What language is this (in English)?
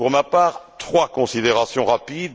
French